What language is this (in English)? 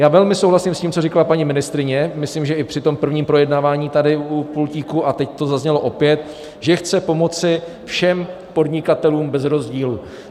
Czech